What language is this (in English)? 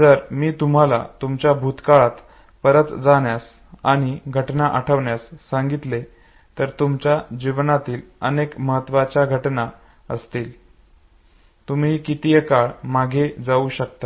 Marathi